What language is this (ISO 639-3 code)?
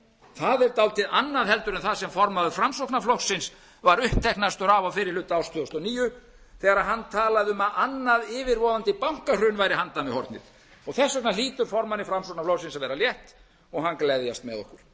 isl